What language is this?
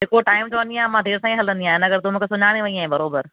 Sindhi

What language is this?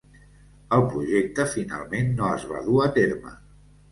Catalan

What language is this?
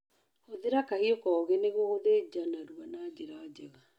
Kikuyu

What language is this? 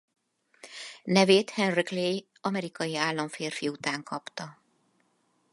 Hungarian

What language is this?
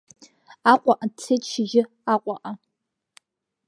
Abkhazian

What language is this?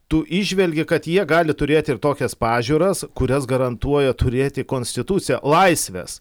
Lithuanian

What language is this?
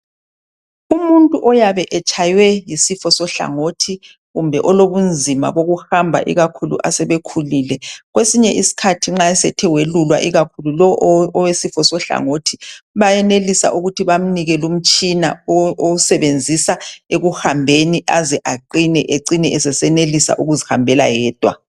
North Ndebele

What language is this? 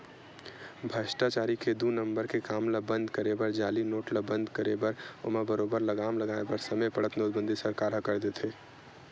Chhattisgarhi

